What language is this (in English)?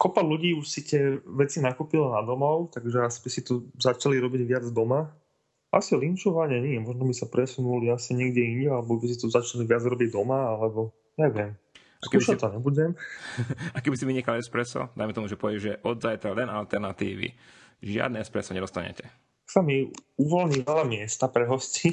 Slovak